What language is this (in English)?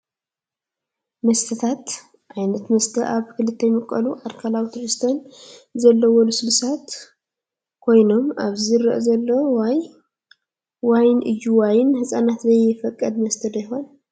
Tigrinya